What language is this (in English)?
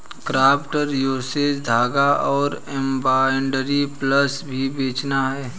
Hindi